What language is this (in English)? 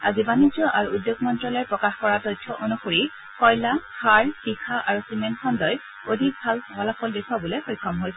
Assamese